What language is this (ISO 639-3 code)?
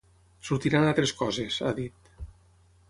cat